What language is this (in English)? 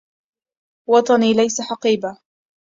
Arabic